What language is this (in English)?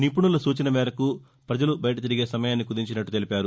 Telugu